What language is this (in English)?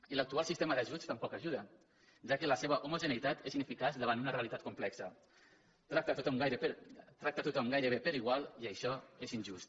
Catalan